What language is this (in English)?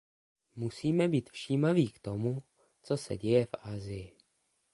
Czech